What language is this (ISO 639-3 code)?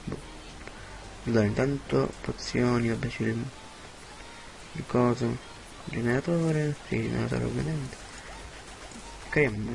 ita